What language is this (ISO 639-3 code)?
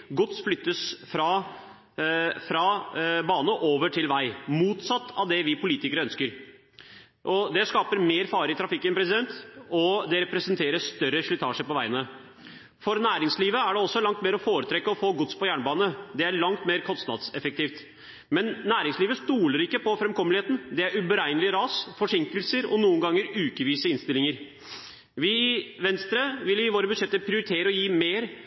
nob